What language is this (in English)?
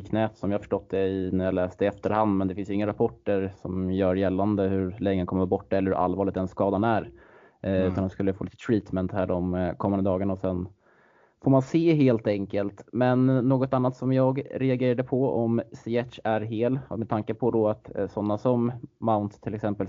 Swedish